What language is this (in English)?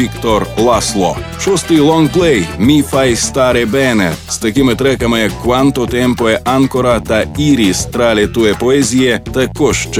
Ukrainian